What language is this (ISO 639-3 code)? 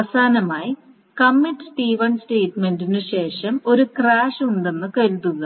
mal